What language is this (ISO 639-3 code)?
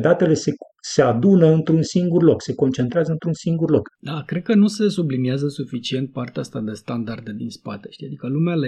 ron